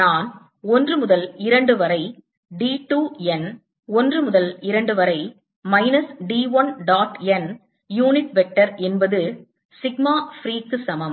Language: Tamil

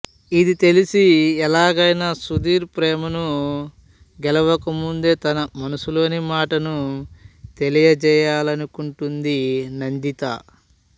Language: Telugu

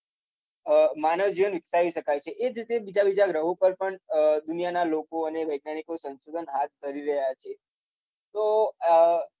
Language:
Gujarati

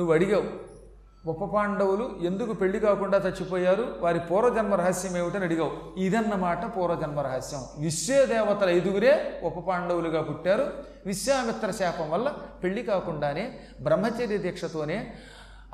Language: Telugu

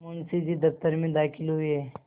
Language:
Hindi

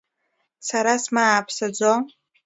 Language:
Abkhazian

